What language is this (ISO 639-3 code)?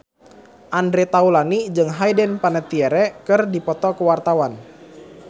sun